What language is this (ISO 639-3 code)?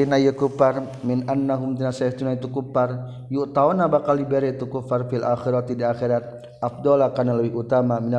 msa